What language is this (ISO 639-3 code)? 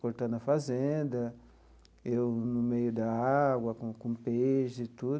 por